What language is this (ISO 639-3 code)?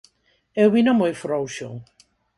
glg